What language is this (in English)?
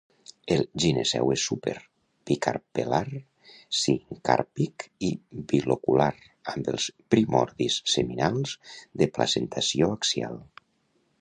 Catalan